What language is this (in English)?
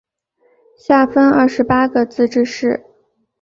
Chinese